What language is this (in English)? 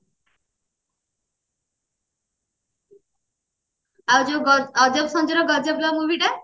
Odia